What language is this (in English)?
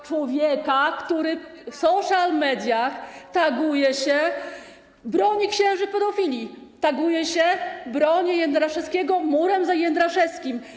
Polish